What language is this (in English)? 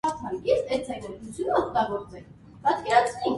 Armenian